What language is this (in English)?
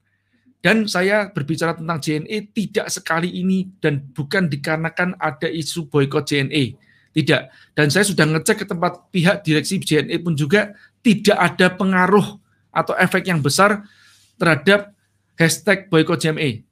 Indonesian